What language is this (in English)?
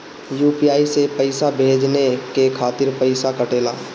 Bhojpuri